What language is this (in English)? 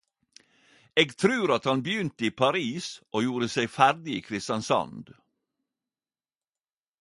Norwegian Nynorsk